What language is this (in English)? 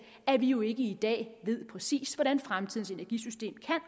Danish